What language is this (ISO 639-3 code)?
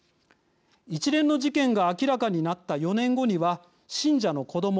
jpn